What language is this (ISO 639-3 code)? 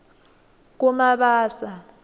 ssw